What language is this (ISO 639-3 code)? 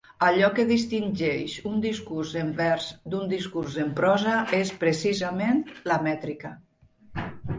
cat